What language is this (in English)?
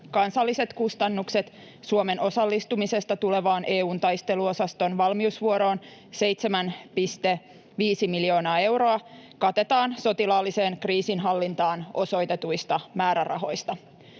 Finnish